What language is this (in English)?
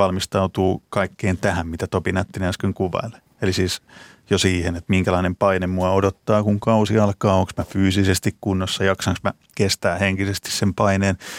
Finnish